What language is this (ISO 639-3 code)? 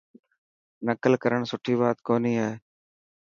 mki